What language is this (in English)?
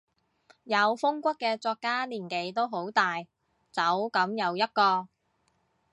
Cantonese